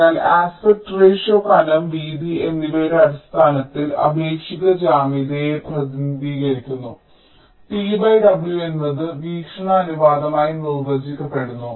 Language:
Malayalam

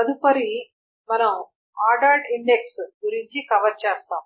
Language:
Telugu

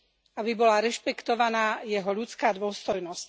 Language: Slovak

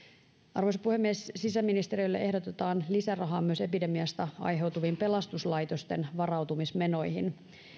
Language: Finnish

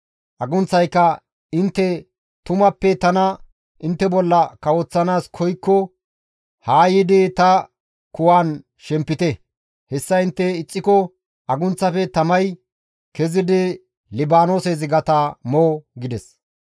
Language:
Gamo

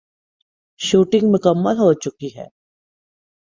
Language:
Urdu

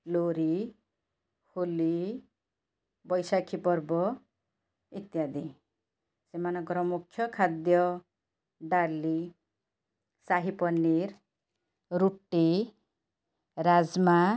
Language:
Odia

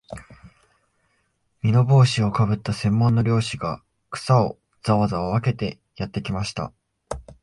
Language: Japanese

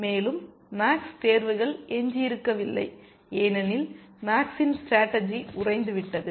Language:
Tamil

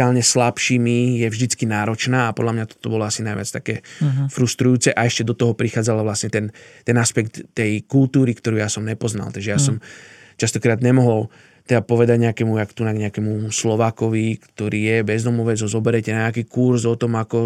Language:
Slovak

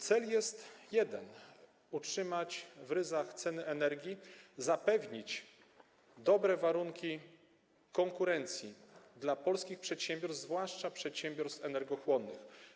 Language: Polish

